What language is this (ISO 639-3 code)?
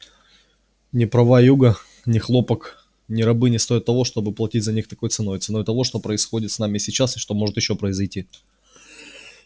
rus